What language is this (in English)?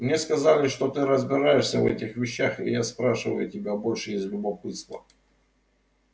Russian